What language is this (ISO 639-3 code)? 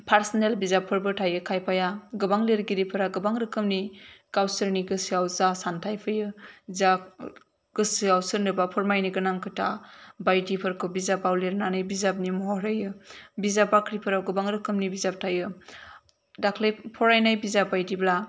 brx